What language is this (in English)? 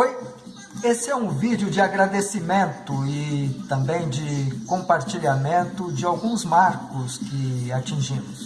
Portuguese